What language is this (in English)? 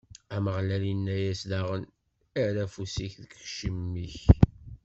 Kabyle